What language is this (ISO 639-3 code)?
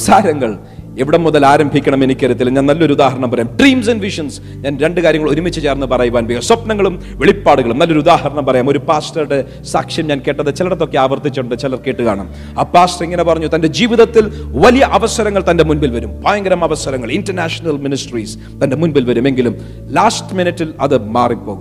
mal